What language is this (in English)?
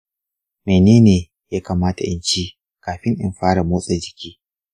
Hausa